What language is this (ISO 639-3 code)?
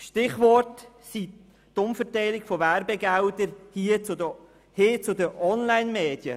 gsw